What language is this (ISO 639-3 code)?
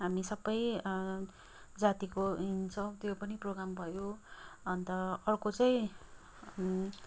nep